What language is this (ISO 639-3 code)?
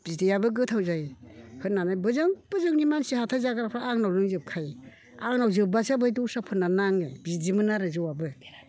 brx